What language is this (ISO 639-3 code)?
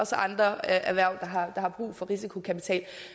dan